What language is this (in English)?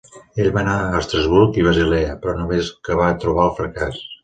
Catalan